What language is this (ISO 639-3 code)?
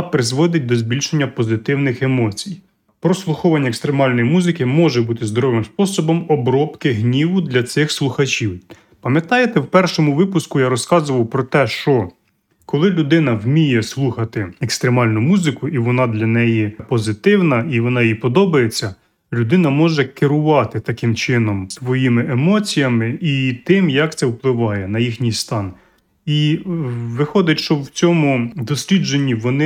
ukr